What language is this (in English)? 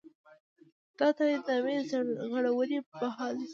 Pashto